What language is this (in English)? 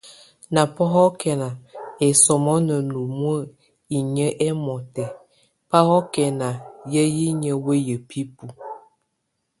Tunen